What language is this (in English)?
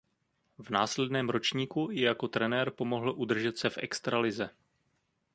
Czech